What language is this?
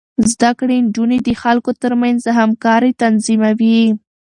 Pashto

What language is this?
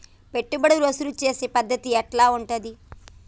Telugu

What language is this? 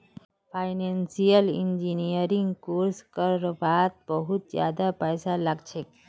Magahi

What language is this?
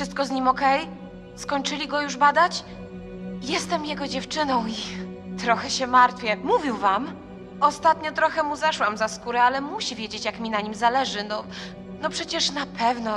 Polish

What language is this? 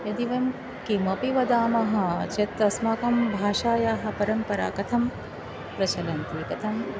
Sanskrit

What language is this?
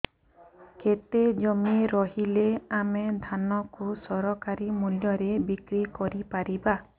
Odia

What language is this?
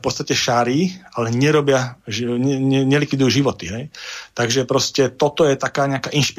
Slovak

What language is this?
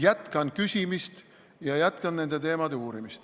Estonian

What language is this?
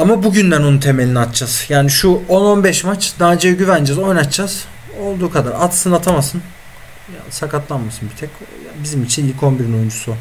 Turkish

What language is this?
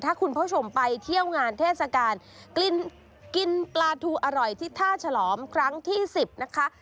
Thai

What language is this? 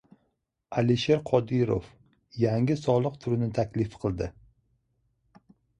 Uzbek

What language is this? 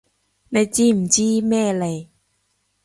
Cantonese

